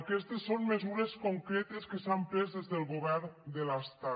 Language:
Catalan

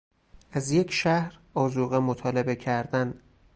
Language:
Persian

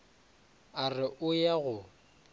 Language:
Northern Sotho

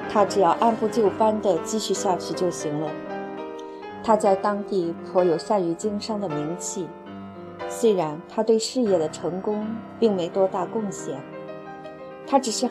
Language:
Chinese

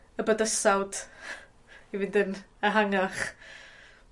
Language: Welsh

